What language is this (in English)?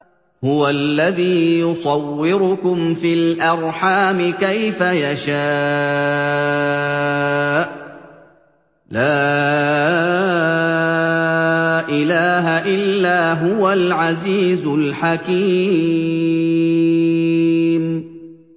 Arabic